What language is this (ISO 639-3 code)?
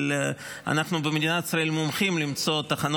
heb